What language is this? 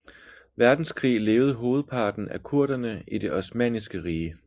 Danish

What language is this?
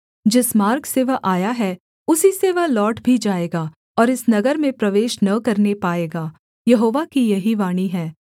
Hindi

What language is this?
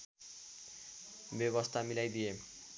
Nepali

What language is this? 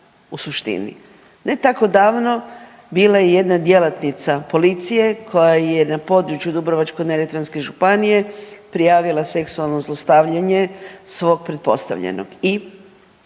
Croatian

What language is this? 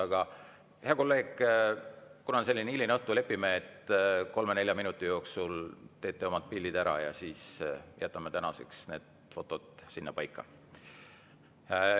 Estonian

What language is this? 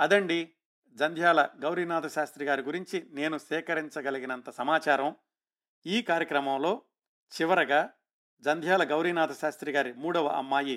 Telugu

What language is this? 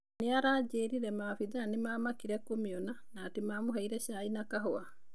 Kikuyu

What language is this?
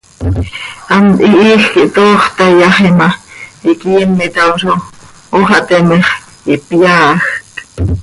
Seri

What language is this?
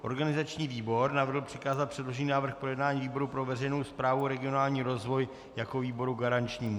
Czech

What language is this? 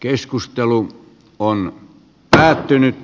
Finnish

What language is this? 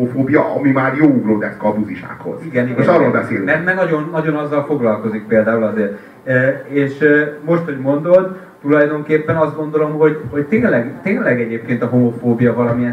Hungarian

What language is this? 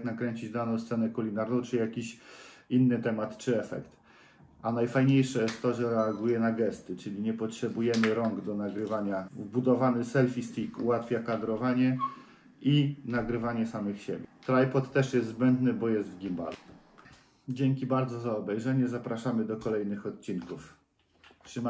Polish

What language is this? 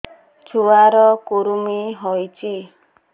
Odia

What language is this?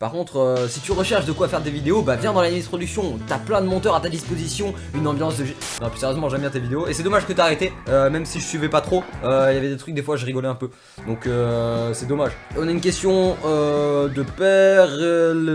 French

